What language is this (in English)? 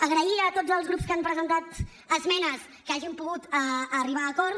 Catalan